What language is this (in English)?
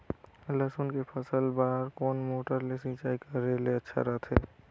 Chhattisgarhi